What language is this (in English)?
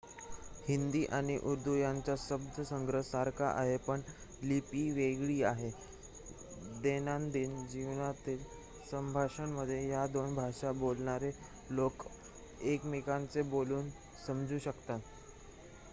Marathi